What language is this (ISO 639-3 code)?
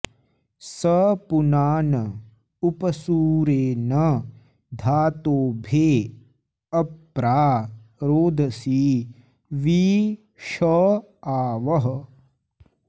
san